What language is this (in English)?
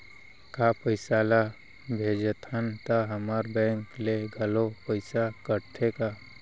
Chhattisgarhi